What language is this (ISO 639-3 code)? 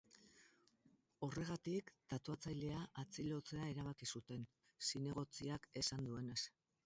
eus